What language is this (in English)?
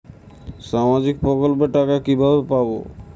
Bangla